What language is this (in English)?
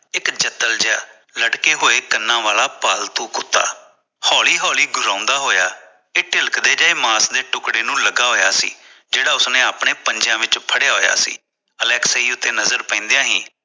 Punjabi